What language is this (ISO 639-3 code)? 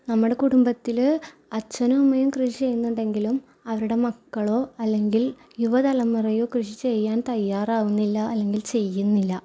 mal